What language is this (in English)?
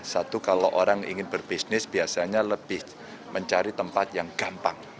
Indonesian